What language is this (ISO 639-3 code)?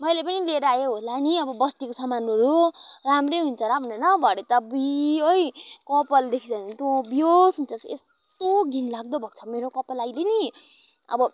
nep